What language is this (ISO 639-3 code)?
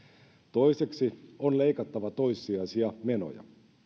fin